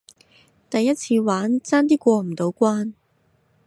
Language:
Cantonese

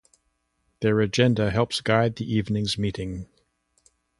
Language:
English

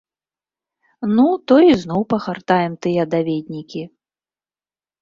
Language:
Belarusian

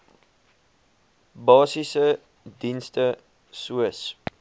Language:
Afrikaans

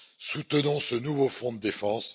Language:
French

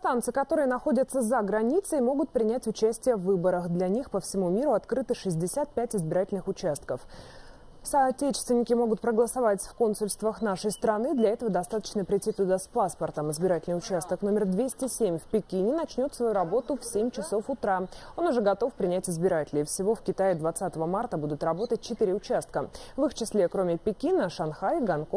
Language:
Russian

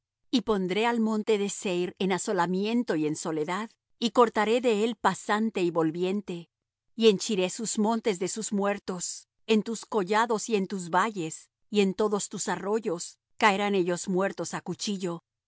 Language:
Spanish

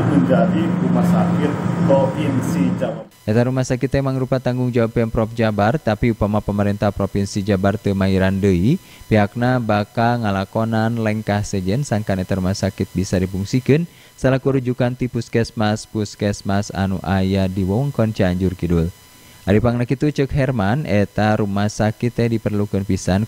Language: Indonesian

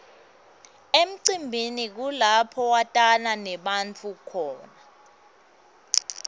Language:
Swati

